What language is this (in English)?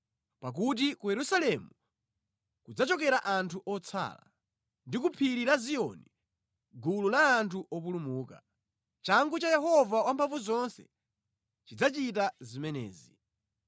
Nyanja